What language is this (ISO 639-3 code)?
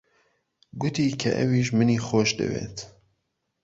ckb